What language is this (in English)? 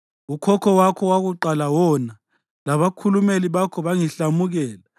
North Ndebele